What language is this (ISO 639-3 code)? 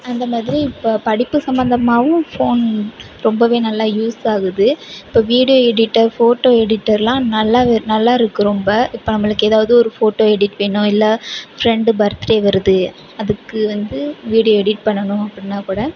tam